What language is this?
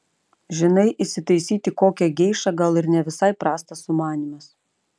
Lithuanian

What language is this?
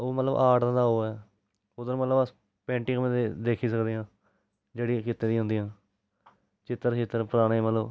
Dogri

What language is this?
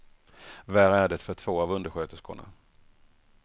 Swedish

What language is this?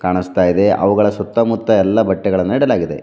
Kannada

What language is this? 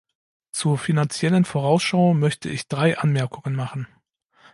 German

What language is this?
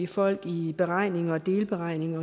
Danish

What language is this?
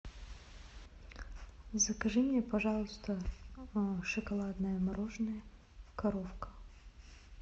Russian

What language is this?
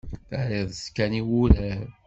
Kabyle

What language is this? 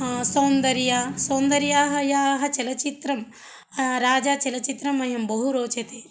Sanskrit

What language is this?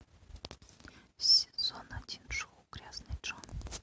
Russian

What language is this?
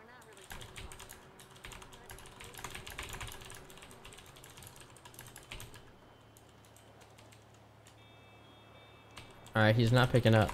English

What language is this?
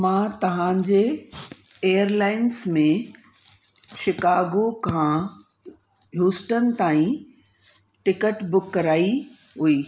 Sindhi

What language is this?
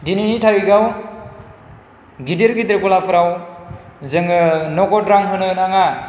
Bodo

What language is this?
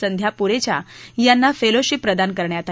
Marathi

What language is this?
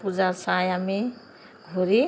Assamese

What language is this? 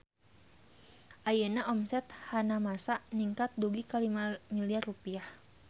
Sundanese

